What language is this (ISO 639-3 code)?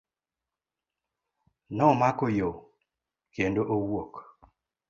luo